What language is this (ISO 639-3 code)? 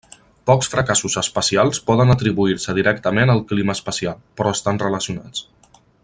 cat